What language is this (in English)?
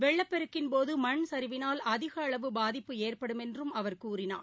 Tamil